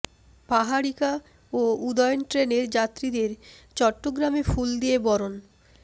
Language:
Bangla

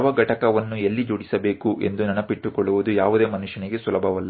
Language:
Kannada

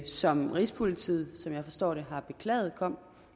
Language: Danish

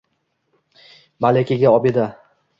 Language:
Uzbek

